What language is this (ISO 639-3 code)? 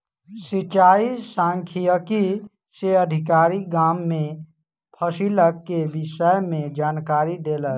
mai